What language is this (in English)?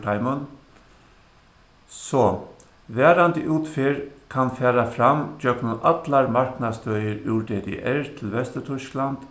Faroese